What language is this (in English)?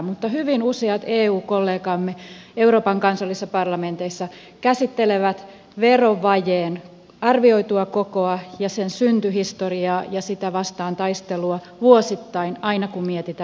Finnish